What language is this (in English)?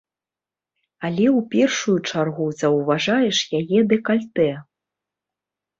Belarusian